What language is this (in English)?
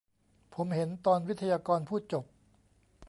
Thai